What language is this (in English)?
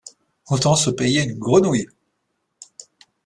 French